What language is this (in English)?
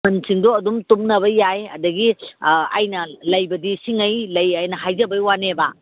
Manipuri